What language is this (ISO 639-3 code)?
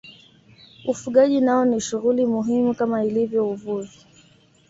swa